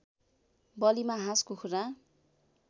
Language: Nepali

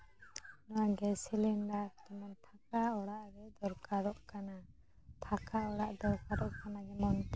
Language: Santali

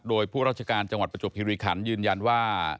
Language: Thai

